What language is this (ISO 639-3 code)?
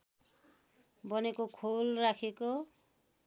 nep